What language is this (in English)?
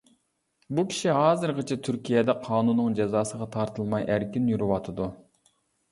Uyghur